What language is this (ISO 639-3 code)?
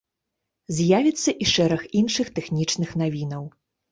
bel